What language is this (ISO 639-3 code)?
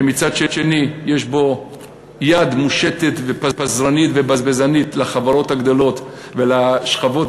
heb